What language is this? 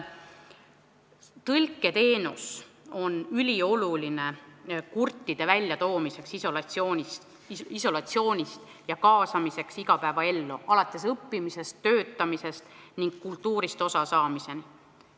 Estonian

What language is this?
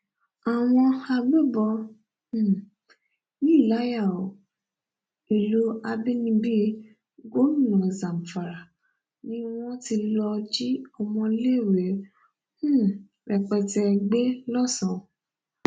Yoruba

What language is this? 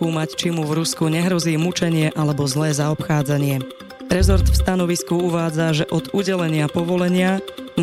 Slovak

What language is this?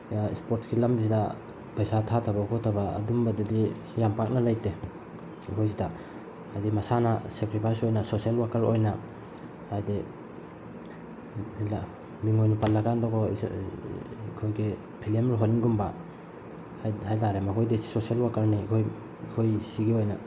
Manipuri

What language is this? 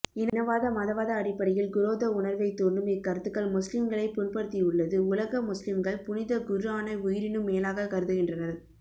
Tamil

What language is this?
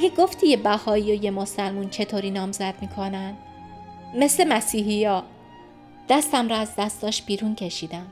Persian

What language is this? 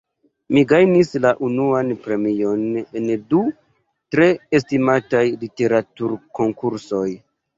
Esperanto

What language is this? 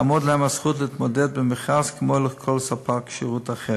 Hebrew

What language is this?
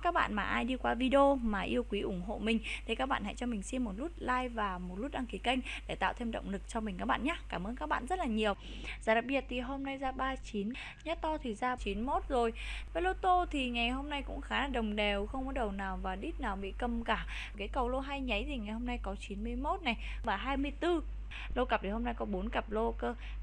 Vietnamese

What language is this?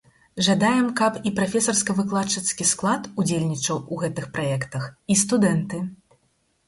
Belarusian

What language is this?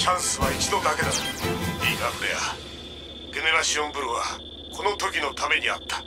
Japanese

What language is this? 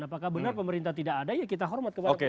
Indonesian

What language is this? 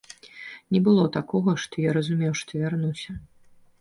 Belarusian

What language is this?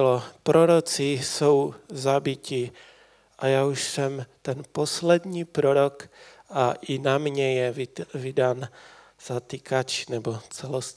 Czech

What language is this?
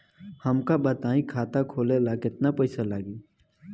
Bhojpuri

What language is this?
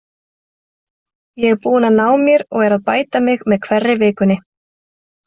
Icelandic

